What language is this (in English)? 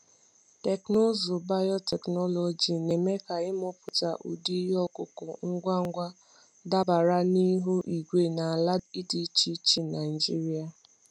Igbo